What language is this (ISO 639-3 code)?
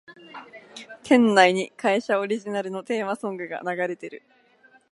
jpn